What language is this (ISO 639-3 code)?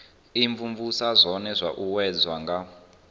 ven